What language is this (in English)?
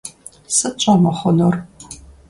Kabardian